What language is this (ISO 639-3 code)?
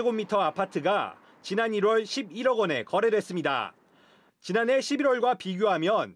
kor